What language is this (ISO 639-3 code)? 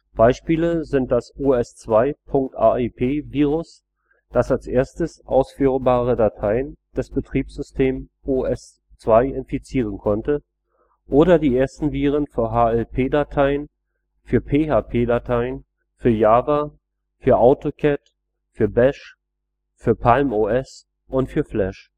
deu